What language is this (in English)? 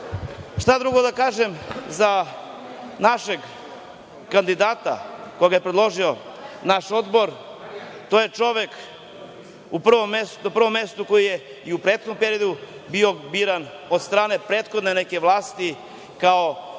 Serbian